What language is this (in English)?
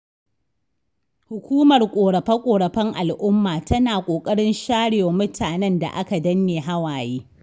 Hausa